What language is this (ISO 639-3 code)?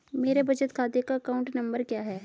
hin